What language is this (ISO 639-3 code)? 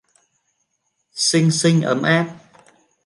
vie